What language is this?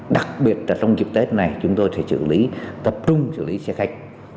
Vietnamese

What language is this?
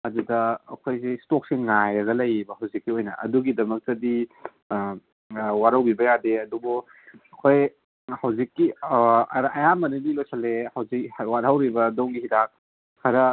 Manipuri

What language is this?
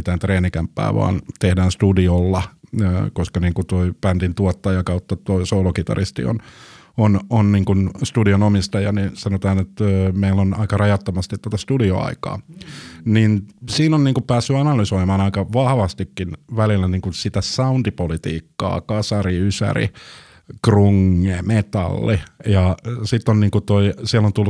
Finnish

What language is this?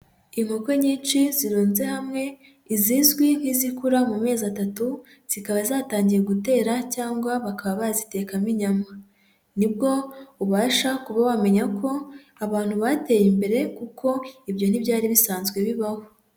Kinyarwanda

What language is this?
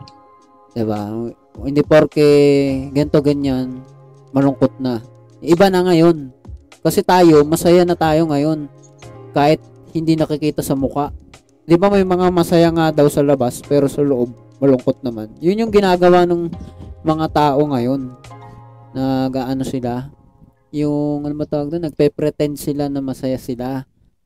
Filipino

